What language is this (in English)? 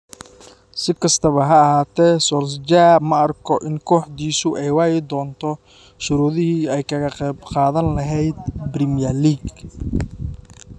Somali